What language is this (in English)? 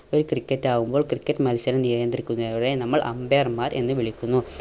Malayalam